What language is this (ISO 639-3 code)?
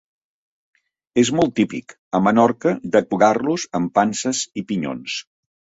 cat